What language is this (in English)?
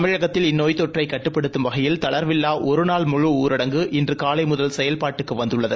Tamil